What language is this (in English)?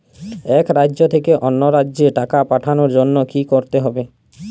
Bangla